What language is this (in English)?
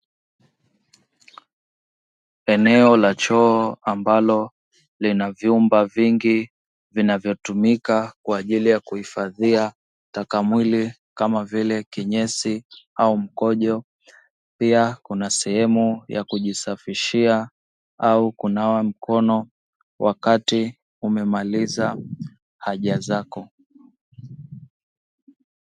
Swahili